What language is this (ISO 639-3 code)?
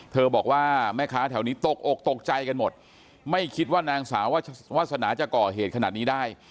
tha